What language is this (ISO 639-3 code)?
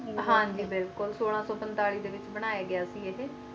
pan